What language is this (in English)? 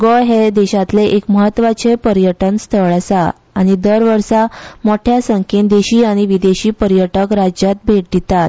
Konkani